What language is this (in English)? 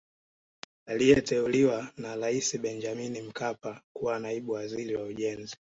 Swahili